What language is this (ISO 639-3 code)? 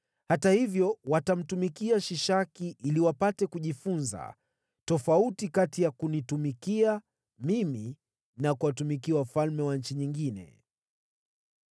swa